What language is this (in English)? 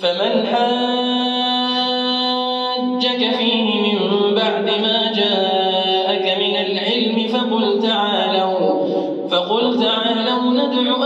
Arabic